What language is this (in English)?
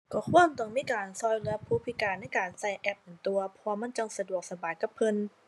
Thai